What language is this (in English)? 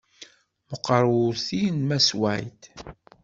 Kabyle